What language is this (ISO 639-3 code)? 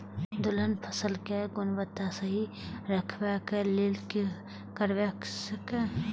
mai